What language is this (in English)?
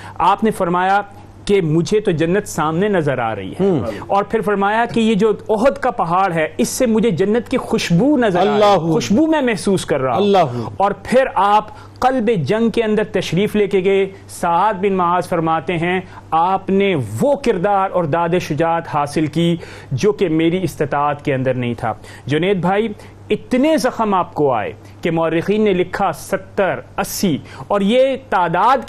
Urdu